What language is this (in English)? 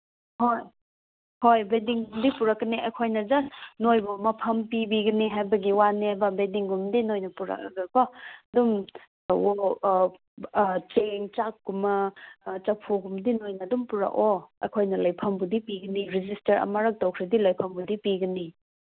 Manipuri